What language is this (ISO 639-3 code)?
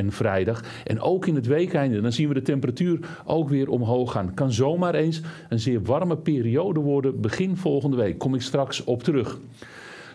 nld